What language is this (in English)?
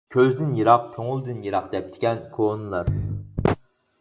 Uyghur